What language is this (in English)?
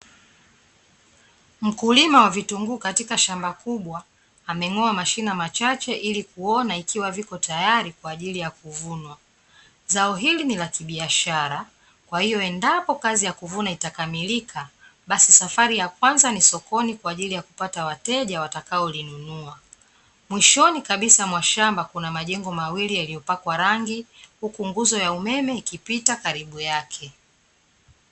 Swahili